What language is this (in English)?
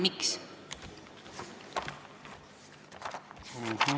Estonian